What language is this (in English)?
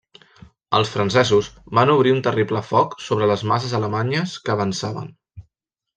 Catalan